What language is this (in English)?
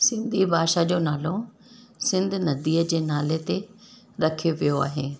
Sindhi